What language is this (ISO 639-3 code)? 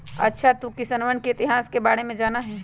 mag